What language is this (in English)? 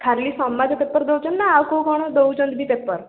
Odia